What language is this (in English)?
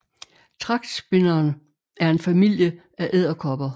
Danish